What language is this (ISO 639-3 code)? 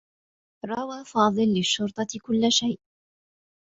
ara